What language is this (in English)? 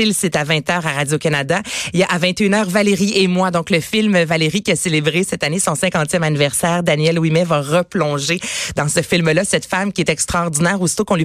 French